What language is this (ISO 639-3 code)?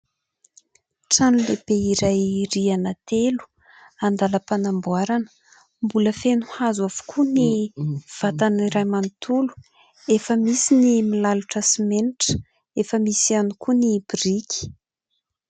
mlg